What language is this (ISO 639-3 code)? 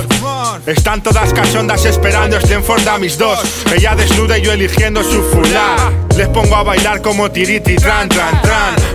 spa